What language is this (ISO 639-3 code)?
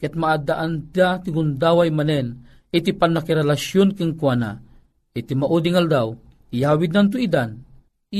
fil